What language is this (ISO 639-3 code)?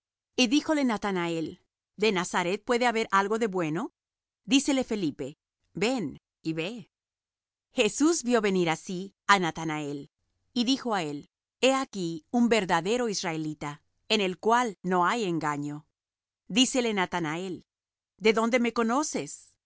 spa